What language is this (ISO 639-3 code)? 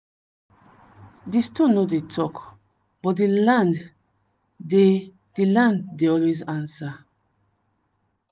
pcm